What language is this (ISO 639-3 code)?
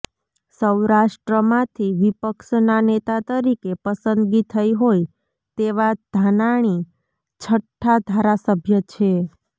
guj